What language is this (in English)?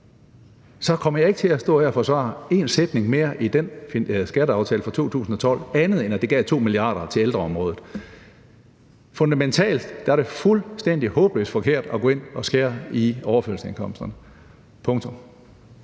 Danish